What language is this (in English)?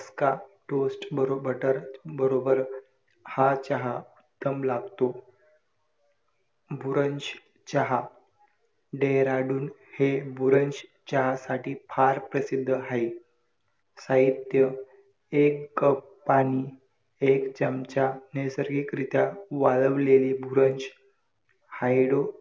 Marathi